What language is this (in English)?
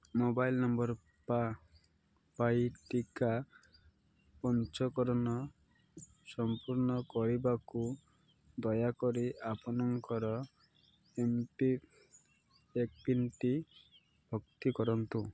Odia